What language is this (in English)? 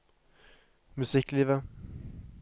Norwegian